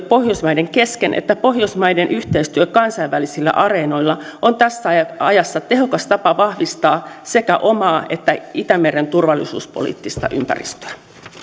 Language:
Finnish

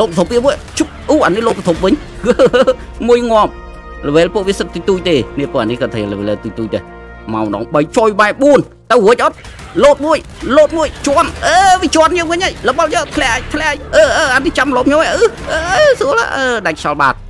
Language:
Vietnamese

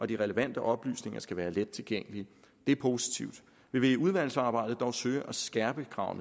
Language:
Danish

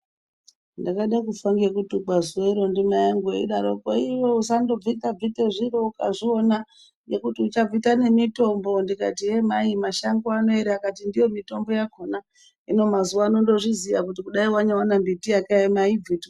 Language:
Ndau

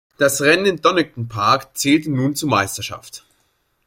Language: German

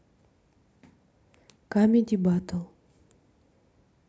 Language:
Russian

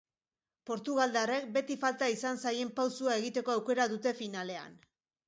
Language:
Basque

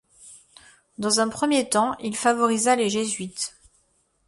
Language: French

